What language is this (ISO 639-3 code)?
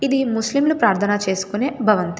tel